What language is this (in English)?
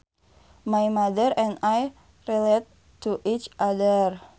Sundanese